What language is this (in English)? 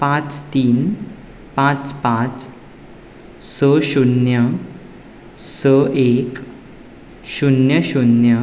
Konkani